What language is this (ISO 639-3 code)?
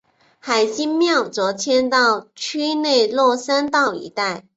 zho